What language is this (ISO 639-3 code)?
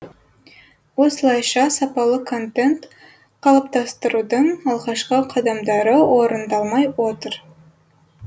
kaz